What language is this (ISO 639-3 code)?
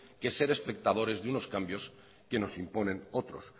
spa